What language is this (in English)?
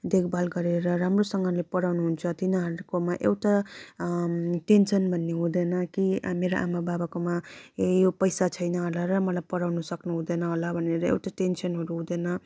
Nepali